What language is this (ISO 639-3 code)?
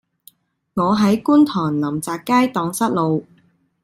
yue